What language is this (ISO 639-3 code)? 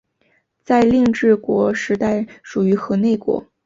zho